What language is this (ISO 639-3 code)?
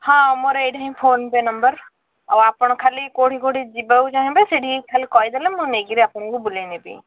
ori